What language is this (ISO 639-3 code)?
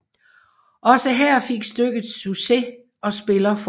dan